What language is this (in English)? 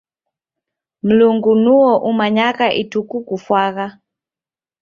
Taita